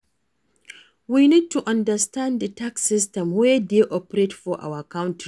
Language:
Nigerian Pidgin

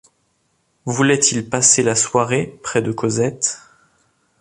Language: French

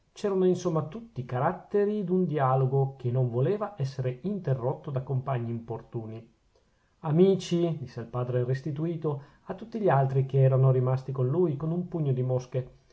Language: Italian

